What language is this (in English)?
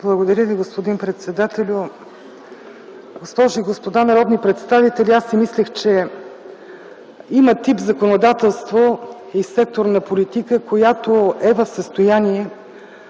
Bulgarian